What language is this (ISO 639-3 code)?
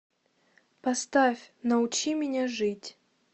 rus